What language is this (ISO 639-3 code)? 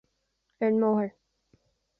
gle